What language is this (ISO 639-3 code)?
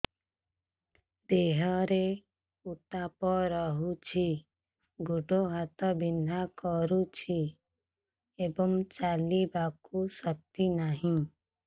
ori